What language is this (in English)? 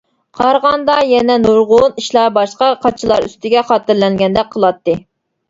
Uyghur